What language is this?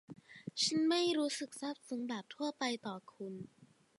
Thai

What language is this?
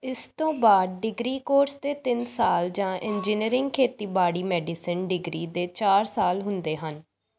Punjabi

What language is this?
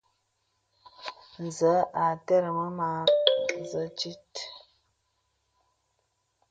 Bebele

